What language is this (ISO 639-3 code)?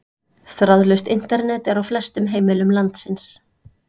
isl